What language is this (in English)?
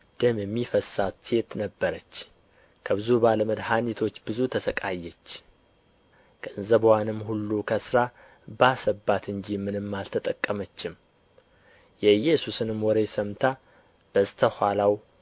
Amharic